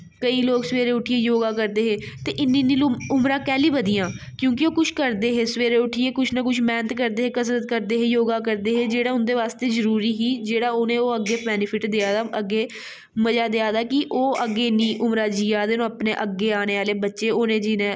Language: Dogri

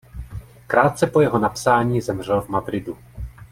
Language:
Czech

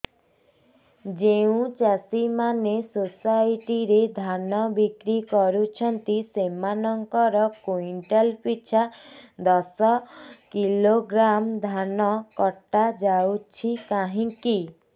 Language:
Odia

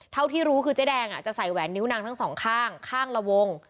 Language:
Thai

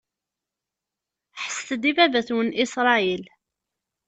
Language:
Kabyle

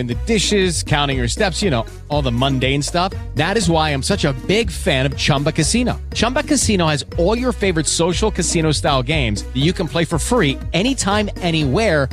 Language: Italian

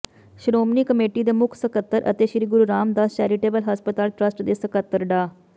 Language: Punjabi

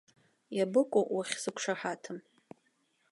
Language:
Abkhazian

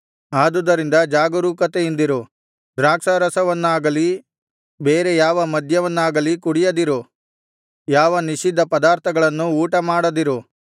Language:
Kannada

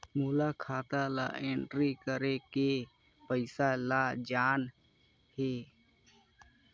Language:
Chhattisgarhi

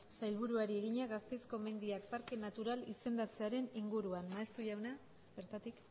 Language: Basque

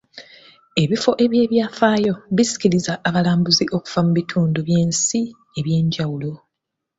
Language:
Ganda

